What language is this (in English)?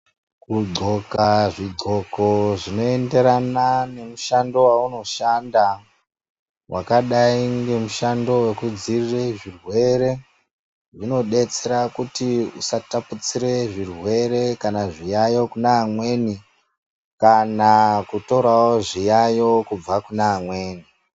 Ndau